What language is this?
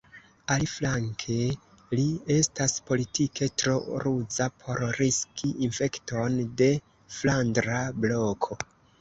Esperanto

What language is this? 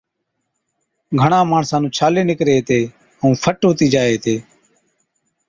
Od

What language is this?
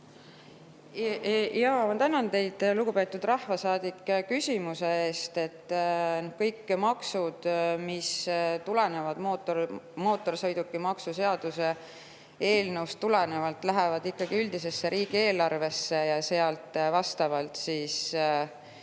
Estonian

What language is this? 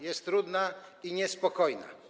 Polish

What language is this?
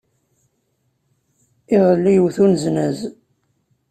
Kabyle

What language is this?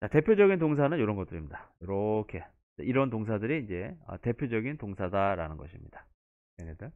Korean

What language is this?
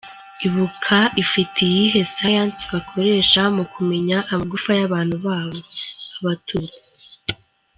Kinyarwanda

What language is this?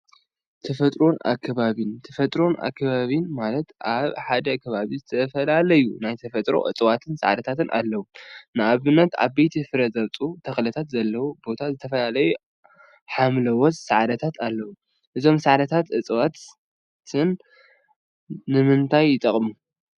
Tigrinya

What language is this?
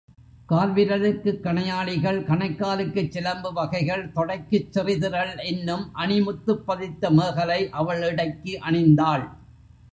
Tamil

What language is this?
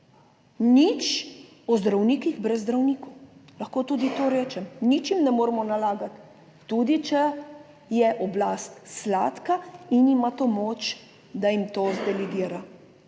Slovenian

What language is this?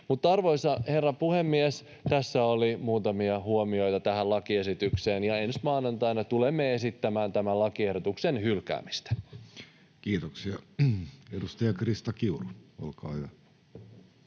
Finnish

